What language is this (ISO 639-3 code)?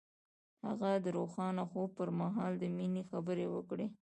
pus